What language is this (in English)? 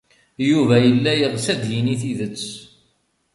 Kabyle